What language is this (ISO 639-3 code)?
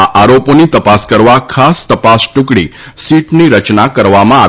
guj